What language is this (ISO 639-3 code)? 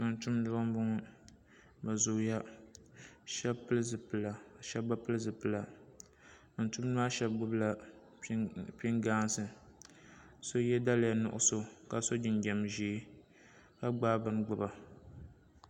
dag